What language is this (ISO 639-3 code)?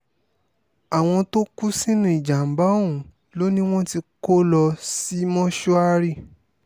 yor